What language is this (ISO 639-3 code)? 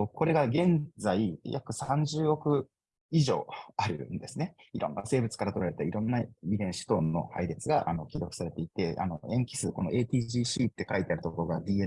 jpn